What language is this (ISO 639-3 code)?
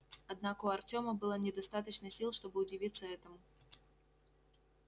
rus